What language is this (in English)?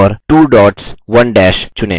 Hindi